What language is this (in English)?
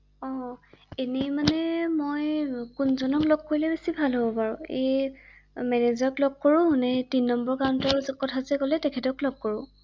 Assamese